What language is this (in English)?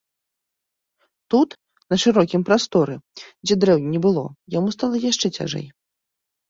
Belarusian